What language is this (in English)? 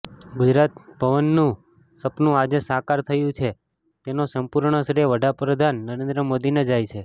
Gujarati